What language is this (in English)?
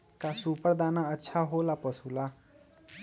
Magahi